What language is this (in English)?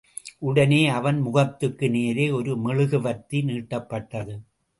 Tamil